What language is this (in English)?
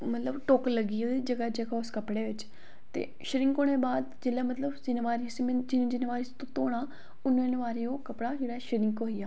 Dogri